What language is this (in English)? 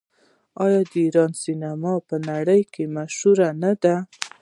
Pashto